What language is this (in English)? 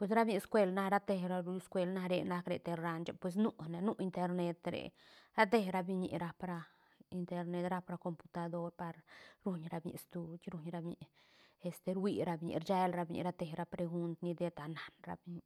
Santa Catarina Albarradas Zapotec